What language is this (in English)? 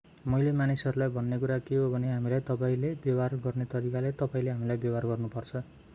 Nepali